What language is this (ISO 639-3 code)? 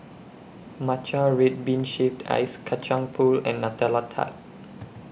eng